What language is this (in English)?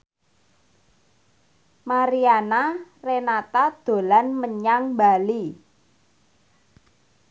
Javanese